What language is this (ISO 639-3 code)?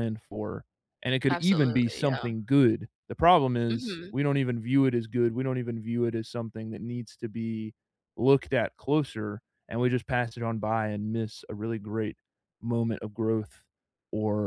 eng